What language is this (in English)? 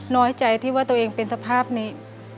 Thai